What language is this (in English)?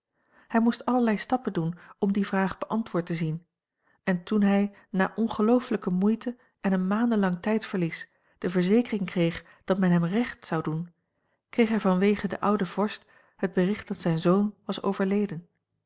Dutch